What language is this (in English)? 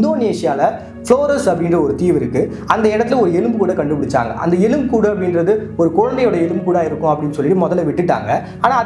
Tamil